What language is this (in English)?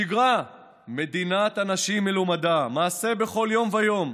Hebrew